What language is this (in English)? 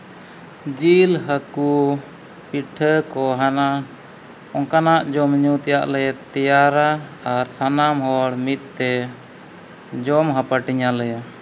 Santali